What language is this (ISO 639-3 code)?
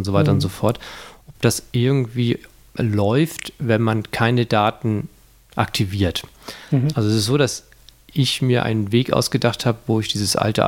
deu